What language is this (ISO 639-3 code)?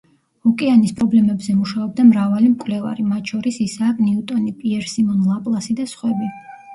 kat